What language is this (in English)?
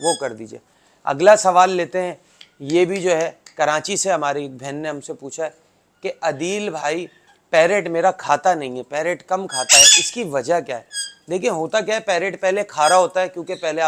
Hindi